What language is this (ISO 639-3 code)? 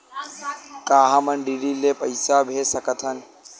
hne